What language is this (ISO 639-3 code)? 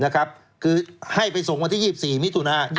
tha